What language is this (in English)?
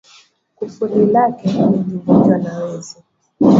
Swahili